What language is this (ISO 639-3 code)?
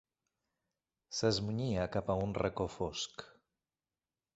cat